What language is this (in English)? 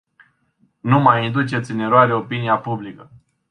Romanian